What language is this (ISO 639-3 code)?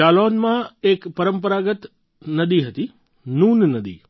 guj